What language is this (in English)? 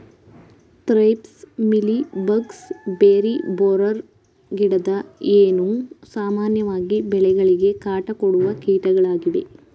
Kannada